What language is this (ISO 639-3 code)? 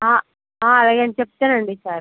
tel